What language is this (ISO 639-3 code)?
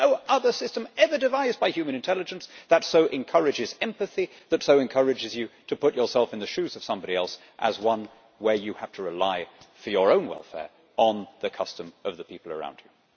eng